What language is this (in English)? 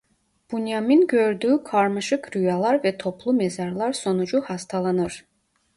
Turkish